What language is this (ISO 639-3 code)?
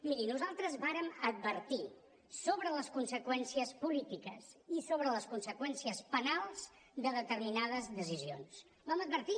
cat